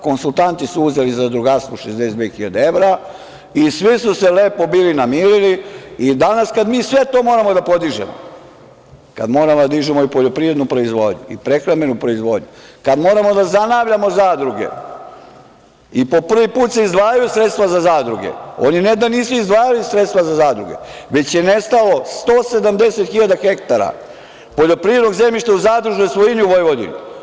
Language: Serbian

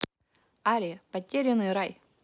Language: Russian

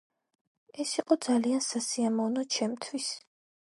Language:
Georgian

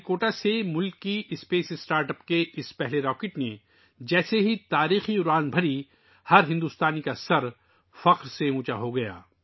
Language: Urdu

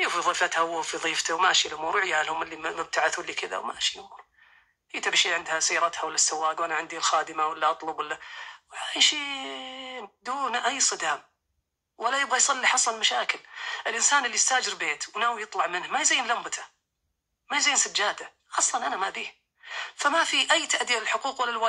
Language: Arabic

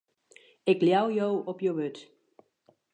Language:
Western Frisian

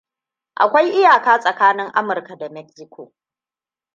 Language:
Hausa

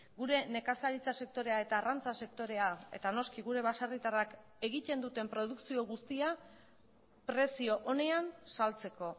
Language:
Basque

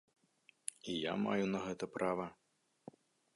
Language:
Belarusian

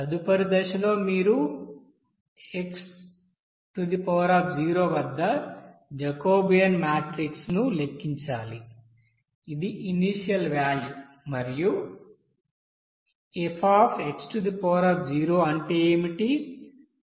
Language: Telugu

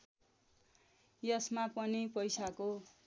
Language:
Nepali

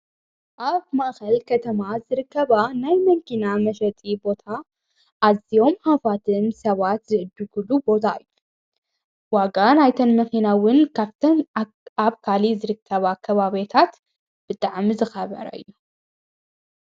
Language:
Tigrinya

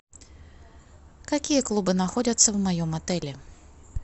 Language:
Russian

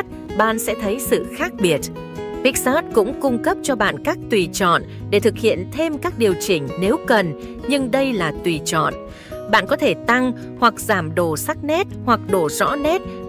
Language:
Vietnamese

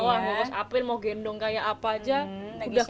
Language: Indonesian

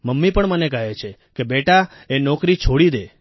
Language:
Gujarati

